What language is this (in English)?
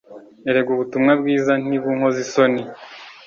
Kinyarwanda